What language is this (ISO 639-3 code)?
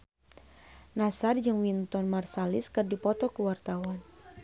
sun